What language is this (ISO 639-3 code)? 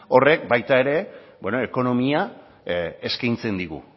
eus